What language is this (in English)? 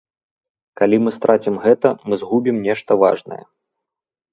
Belarusian